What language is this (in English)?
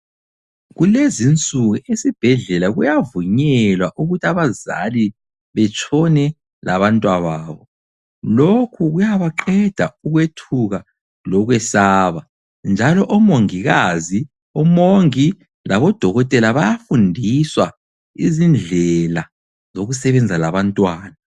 North Ndebele